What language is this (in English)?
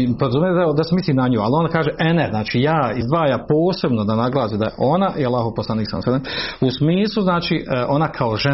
Croatian